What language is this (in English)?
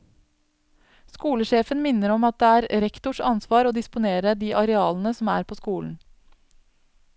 Norwegian